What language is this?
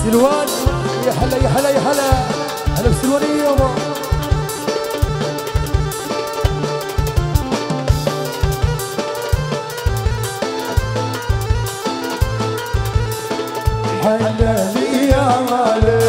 Arabic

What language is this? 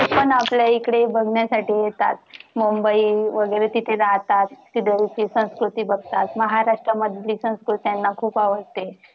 Marathi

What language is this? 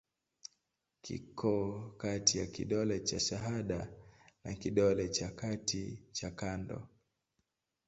Swahili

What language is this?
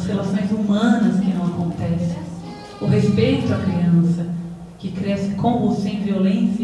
Portuguese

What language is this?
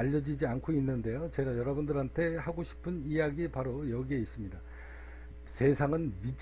Korean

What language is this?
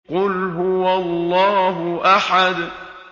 Arabic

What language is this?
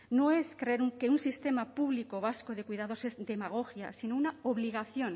Spanish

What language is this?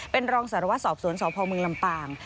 Thai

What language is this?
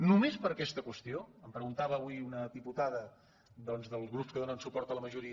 Catalan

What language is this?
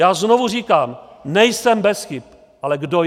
Czech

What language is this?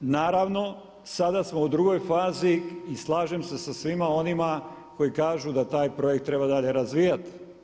Croatian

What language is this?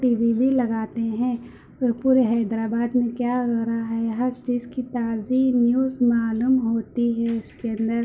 Urdu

